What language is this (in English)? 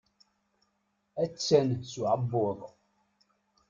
Kabyle